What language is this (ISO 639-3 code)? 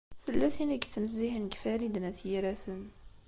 kab